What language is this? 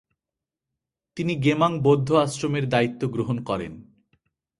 Bangla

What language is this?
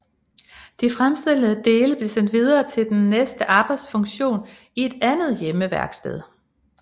Danish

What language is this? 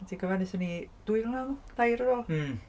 Welsh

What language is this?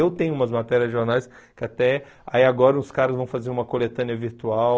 Portuguese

